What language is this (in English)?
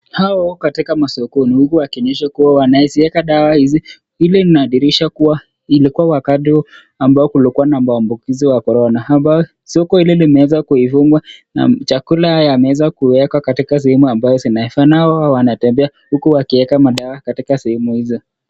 Swahili